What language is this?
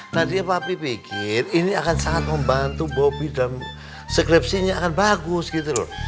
Indonesian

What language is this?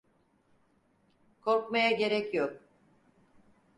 Turkish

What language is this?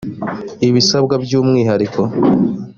Kinyarwanda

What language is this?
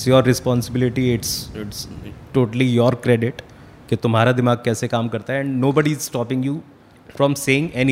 Hindi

